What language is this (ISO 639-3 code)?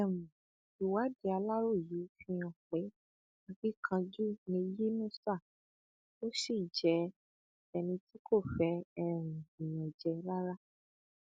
yor